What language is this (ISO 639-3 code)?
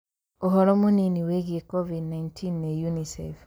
kik